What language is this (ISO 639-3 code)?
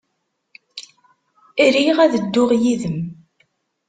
kab